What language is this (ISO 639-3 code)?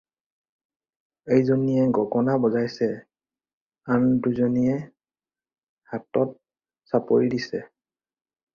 asm